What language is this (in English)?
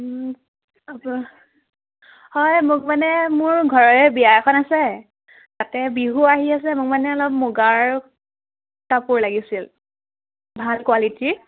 Assamese